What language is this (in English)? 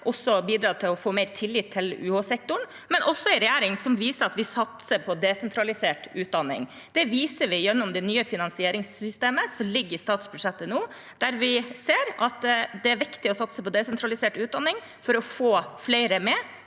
Norwegian